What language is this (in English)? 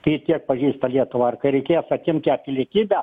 Lithuanian